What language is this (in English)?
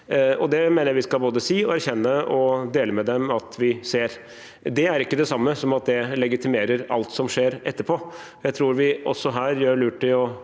Norwegian